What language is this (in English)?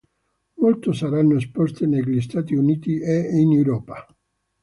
Italian